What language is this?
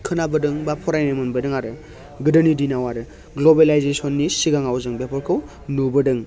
Bodo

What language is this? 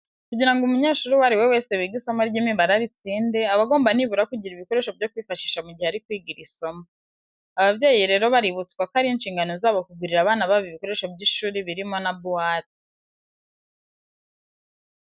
Kinyarwanda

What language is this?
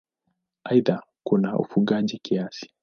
Swahili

